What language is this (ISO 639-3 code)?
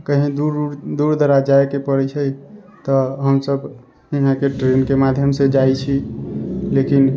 mai